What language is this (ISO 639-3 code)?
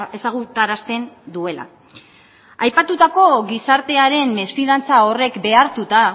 eus